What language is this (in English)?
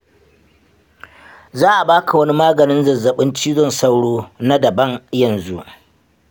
Hausa